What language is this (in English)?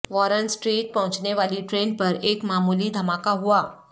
Urdu